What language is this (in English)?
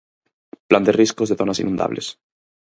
Galician